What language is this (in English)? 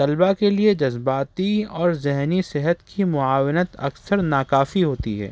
Urdu